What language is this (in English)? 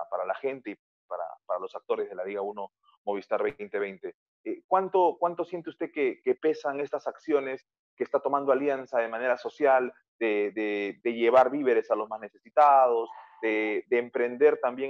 Spanish